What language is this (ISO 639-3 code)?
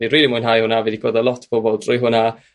cym